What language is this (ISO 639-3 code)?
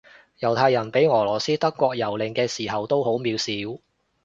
yue